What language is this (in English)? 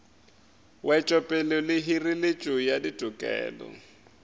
Northern Sotho